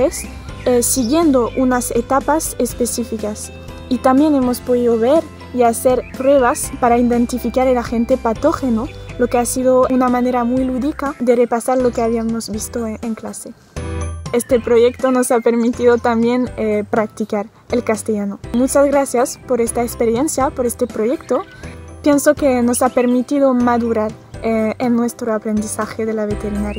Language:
Spanish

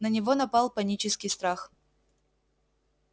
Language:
Russian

